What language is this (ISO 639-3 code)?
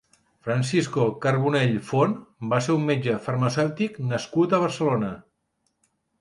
cat